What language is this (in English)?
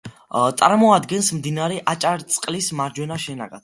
Georgian